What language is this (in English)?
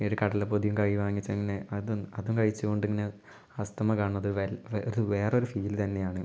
Malayalam